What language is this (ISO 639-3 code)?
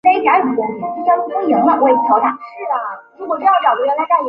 zho